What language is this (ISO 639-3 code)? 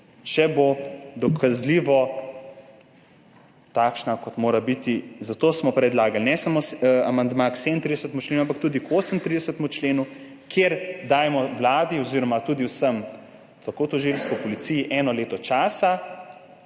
slv